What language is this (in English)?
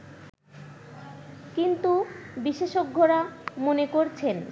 Bangla